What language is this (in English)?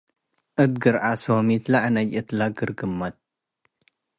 Tigre